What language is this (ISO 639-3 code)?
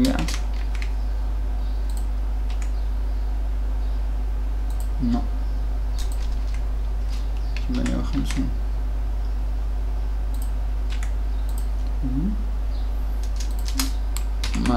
ara